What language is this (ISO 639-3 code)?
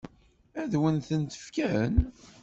kab